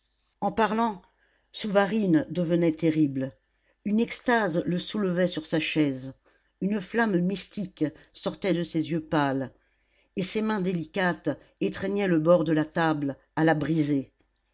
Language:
French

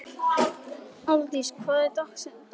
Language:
Icelandic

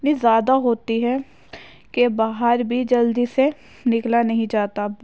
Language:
Urdu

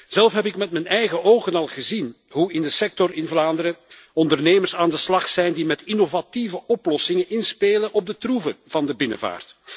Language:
Dutch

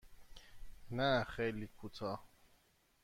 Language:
Persian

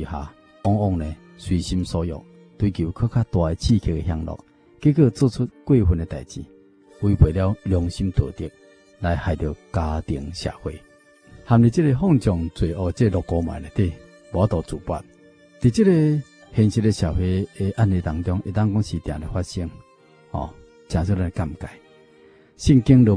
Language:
Chinese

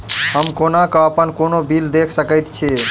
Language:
Maithili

